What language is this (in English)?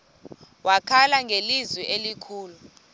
Xhosa